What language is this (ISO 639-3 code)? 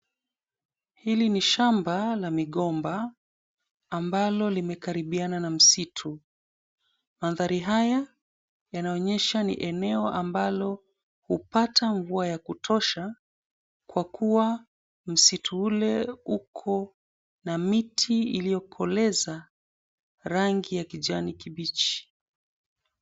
swa